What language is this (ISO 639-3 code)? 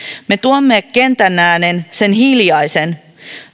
fin